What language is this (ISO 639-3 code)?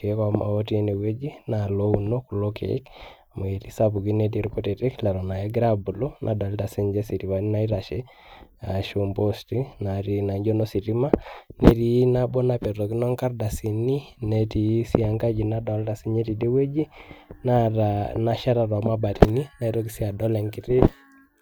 mas